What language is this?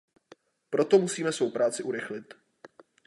Czech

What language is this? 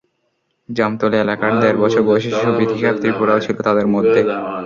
Bangla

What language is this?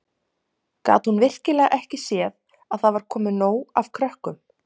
Icelandic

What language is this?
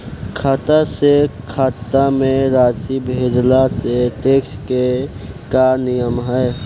Bhojpuri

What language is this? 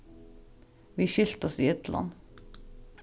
Faroese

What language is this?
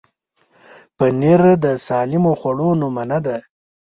Pashto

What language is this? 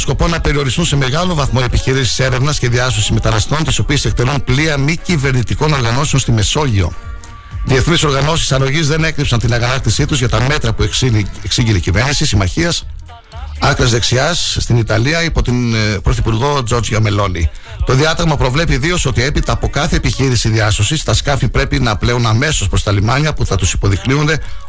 Greek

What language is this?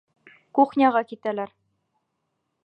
Bashkir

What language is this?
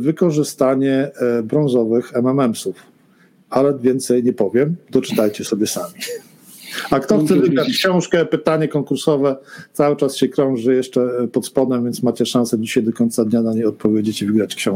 Polish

